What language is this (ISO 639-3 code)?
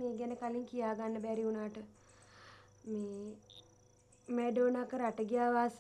ara